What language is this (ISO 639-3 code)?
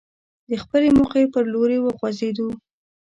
pus